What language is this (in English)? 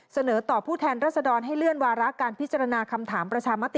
Thai